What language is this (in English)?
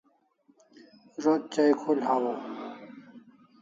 Kalasha